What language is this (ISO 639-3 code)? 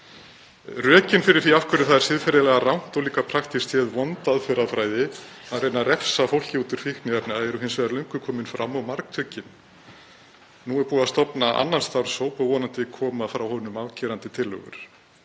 isl